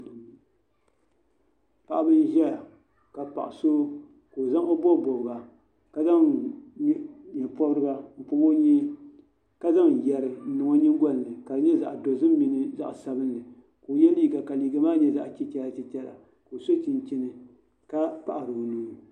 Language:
Dagbani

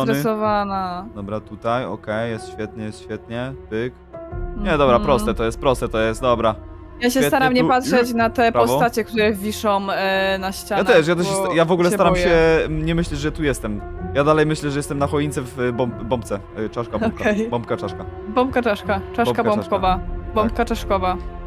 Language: Polish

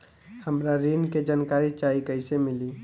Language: Bhojpuri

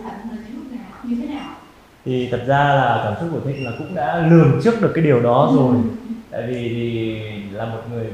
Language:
Vietnamese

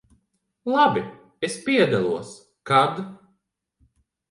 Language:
Latvian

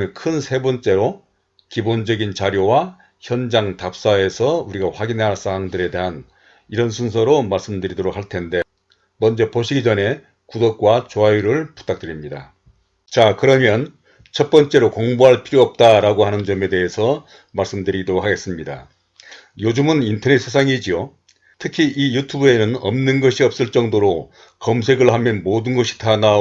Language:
Korean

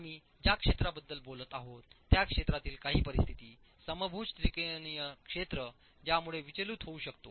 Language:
Marathi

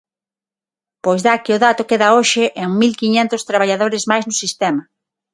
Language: Galician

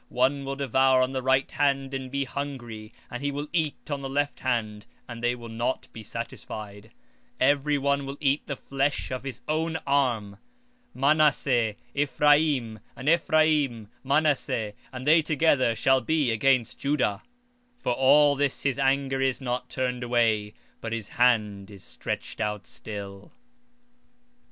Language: English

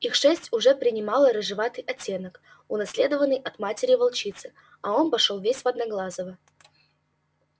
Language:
Russian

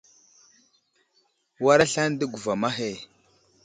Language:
Wuzlam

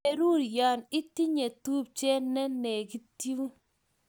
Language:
Kalenjin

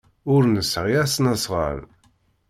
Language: Kabyle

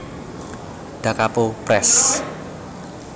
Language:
Javanese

